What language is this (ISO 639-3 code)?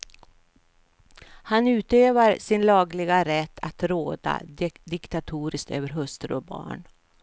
swe